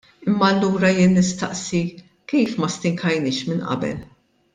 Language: Maltese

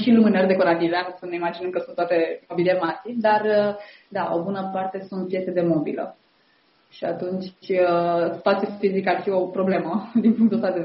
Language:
Romanian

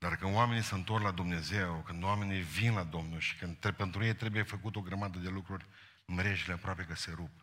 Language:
Romanian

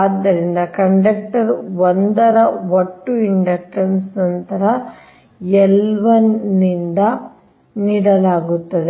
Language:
Kannada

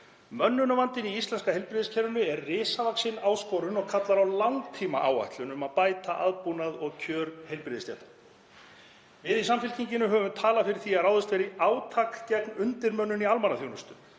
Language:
Icelandic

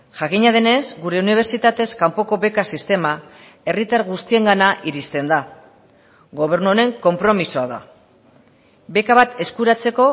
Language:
Basque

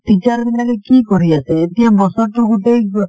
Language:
Assamese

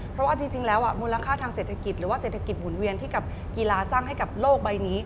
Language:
Thai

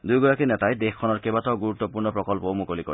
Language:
Assamese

